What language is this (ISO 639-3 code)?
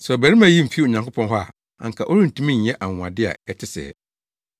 aka